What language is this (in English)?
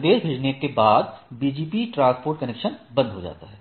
Hindi